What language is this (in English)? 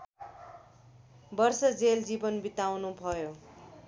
Nepali